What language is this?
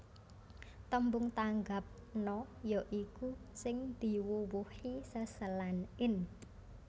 Javanese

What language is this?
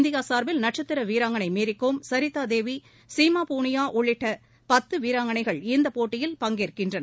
Tamil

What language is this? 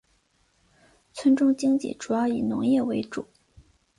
Chinese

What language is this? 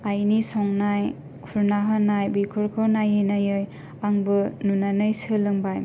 Bodo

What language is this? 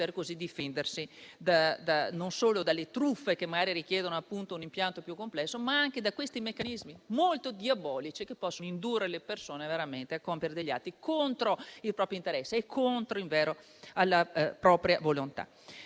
Italian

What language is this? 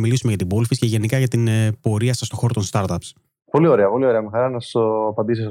Greek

